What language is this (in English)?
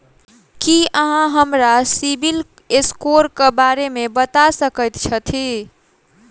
Maithili